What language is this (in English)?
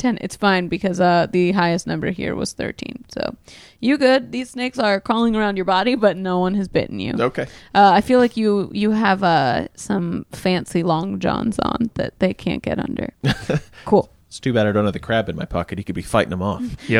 English